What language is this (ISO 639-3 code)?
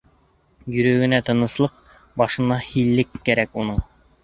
bak